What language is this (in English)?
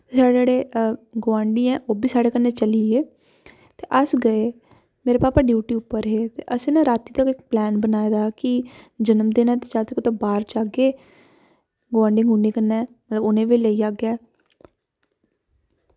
Dogri